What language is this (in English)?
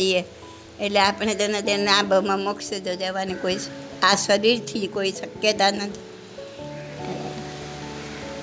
Gujarati